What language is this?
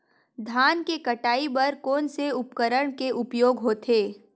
Chhattisgarhi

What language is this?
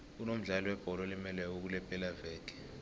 South Ndebele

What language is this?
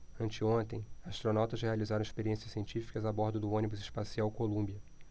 Portuguese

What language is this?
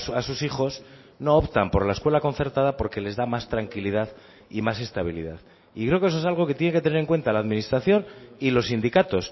Spanish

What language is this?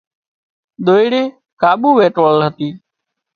Wadiyara Koli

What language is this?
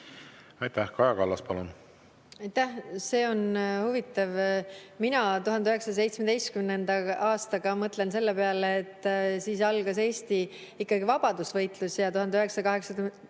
Estonian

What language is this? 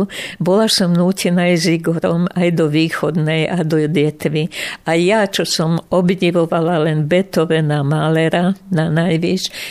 Slovak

